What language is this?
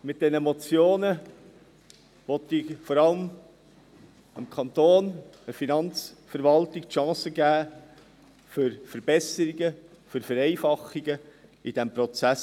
Swiss German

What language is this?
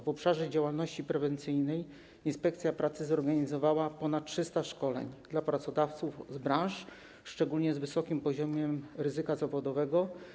Polish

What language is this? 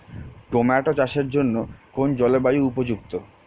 Bangla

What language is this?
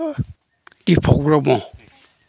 Bodo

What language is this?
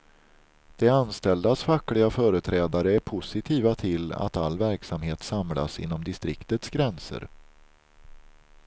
Swedish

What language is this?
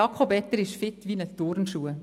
Swiss German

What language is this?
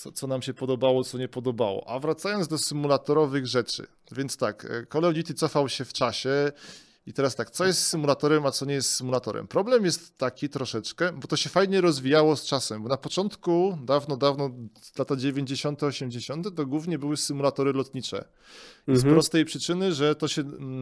Polish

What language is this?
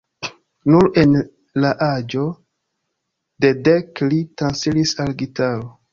Esperanto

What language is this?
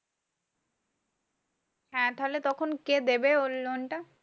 Bangla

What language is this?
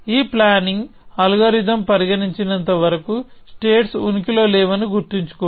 Telugu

